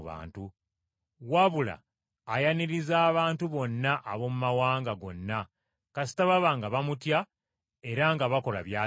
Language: Ganda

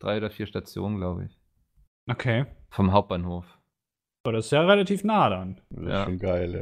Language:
German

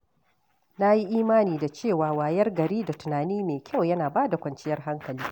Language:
Hausa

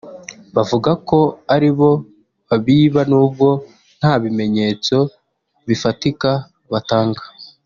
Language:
Kinyarwanda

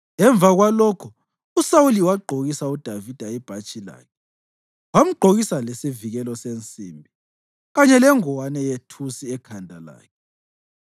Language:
North Ndebele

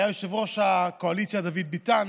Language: Hebrew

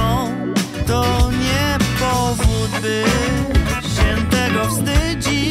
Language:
Polish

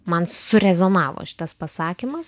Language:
Lithuanian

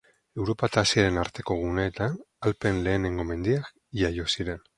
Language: Basque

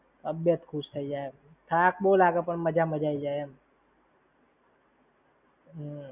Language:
Gujarati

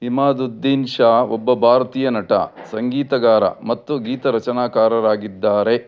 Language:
Kannada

